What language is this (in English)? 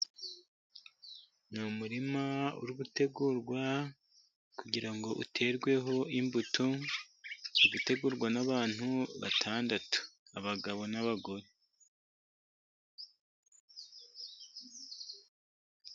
Kinyarwanda